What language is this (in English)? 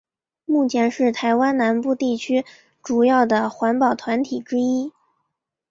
Chinese